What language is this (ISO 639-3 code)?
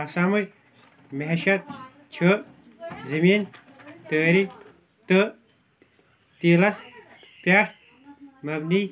kas